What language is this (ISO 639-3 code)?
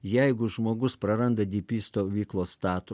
lit